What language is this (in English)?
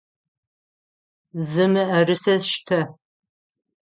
Adyghe